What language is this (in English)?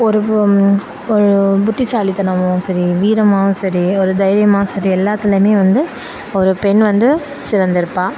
Tamil